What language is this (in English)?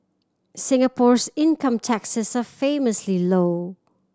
English